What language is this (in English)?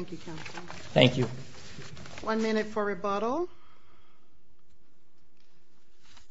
English